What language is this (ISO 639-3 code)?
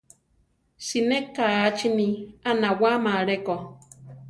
tar